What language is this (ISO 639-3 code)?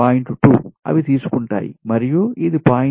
tel